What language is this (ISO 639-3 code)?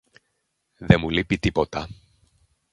ell